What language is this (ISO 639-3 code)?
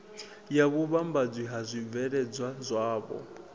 ven